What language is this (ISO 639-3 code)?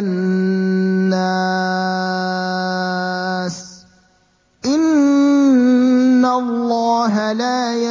ara